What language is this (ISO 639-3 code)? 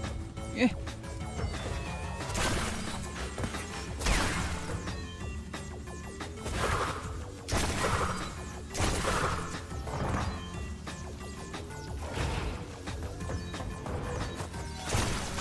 deu